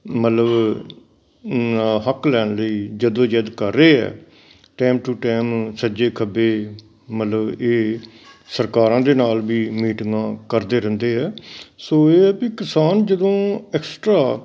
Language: Punjabi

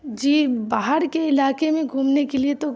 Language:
Urdu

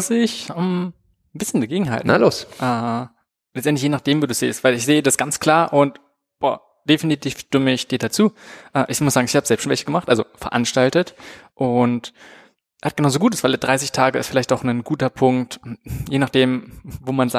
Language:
German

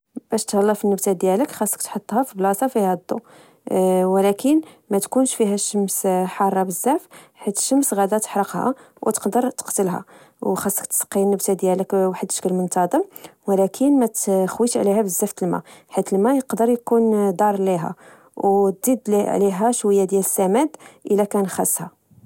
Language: Moroccan Arabic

